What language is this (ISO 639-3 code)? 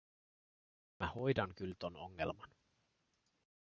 fin